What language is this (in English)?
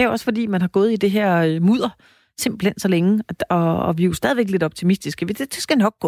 Danish